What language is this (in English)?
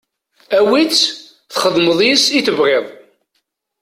Kabyle